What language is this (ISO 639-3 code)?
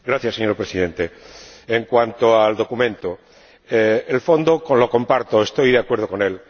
spa